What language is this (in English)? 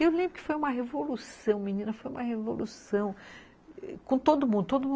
Portuguese